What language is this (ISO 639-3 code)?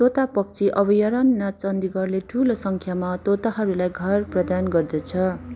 nep